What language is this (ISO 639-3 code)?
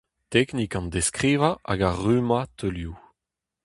bre